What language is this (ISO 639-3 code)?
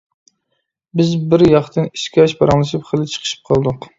uig